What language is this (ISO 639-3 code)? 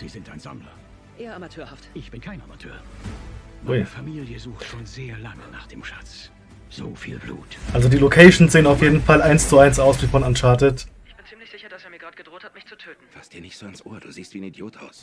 deu